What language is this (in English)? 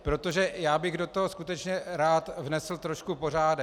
Czech